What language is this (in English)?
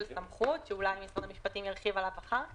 Hebrew